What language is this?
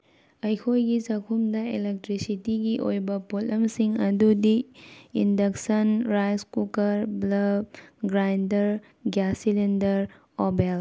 Manipuri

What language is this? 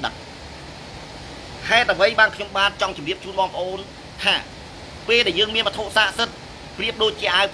Thai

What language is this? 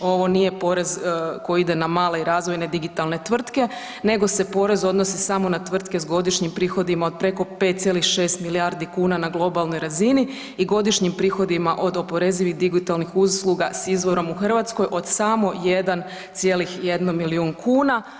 Croatian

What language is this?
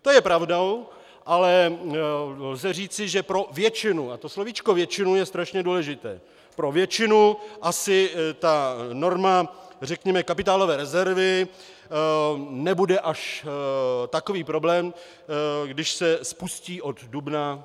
Czech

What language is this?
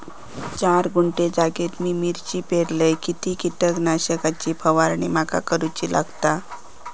Marathi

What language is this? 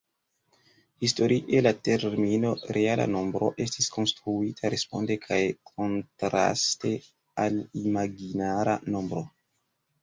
Esperanto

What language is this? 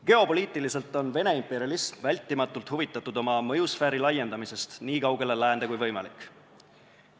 Estonian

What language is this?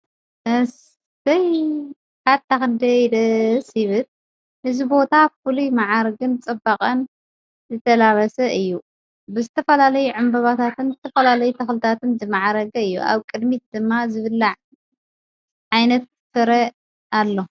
Tigrinya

